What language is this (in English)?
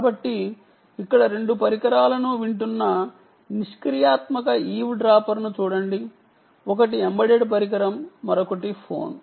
Telugu